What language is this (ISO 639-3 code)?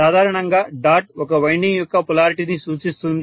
tel